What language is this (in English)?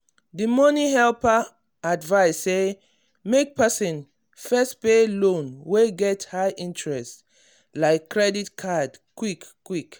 Nigerian Pidgin